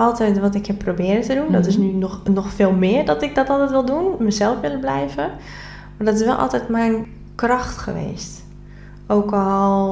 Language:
Dutch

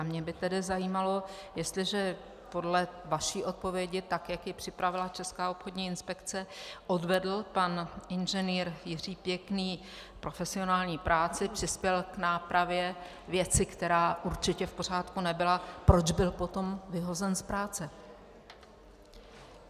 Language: Czech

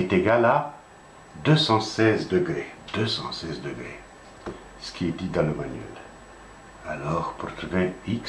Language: French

